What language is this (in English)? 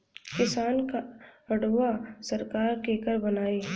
Bhojpuri